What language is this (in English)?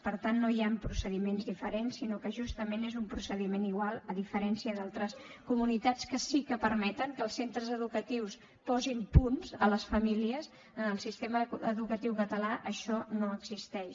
Catalan